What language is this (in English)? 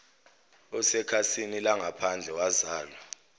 Zulu